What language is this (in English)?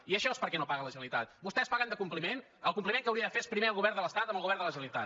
Catalan